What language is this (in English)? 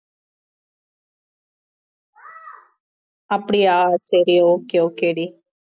Tamil